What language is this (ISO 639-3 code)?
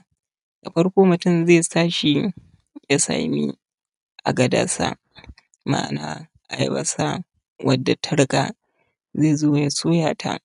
hau